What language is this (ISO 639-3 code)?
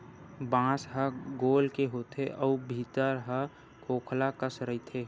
hne